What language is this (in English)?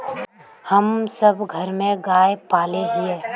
Magahi